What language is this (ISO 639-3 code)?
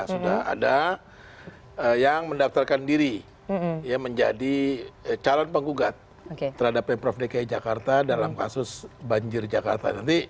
ind